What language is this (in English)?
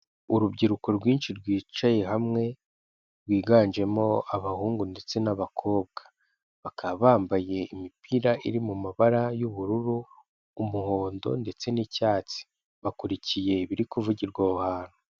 Kinyarwanda